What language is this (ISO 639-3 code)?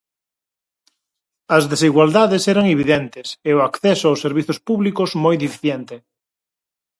glg